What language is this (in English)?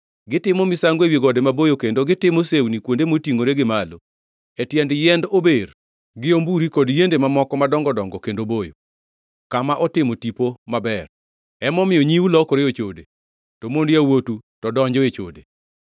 Luo (Kenya and Tanzania)